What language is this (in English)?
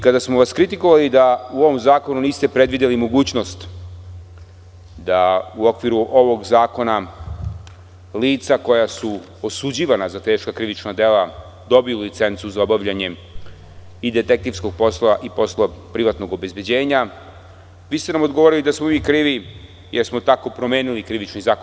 Serbian